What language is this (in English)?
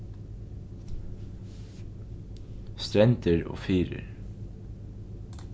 Faroese